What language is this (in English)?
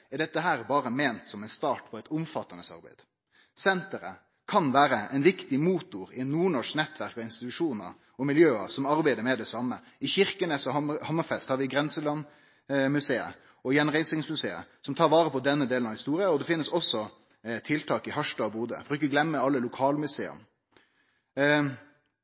Norwegian Nynorsk